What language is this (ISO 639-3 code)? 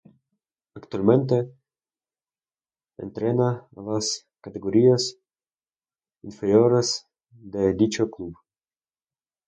spa